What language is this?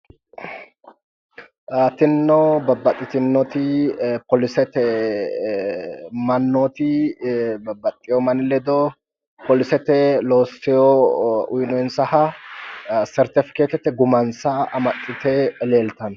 Sidamo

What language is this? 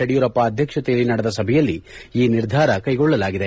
Kannada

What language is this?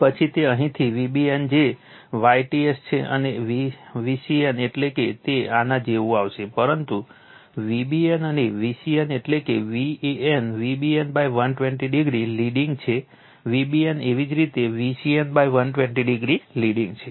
Gujarati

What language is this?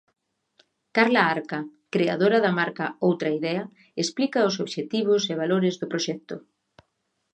Galician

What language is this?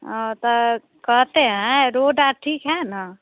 Hindi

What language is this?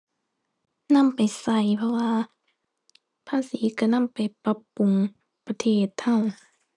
Thai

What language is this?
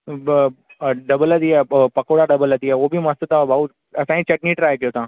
Sindhi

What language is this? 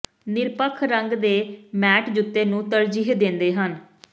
Punjabi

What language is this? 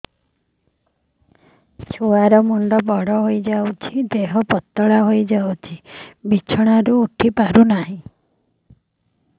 Odia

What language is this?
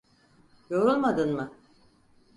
Turkish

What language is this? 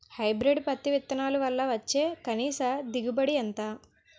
Telugu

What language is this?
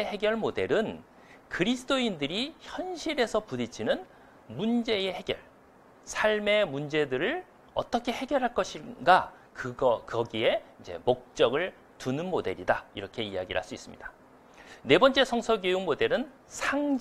Korean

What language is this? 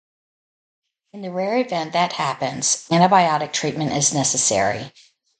English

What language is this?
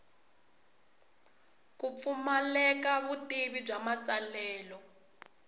Tsonga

